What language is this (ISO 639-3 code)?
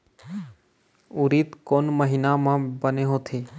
hne